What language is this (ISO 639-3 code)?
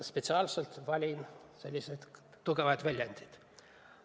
est